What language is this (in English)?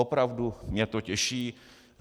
Czech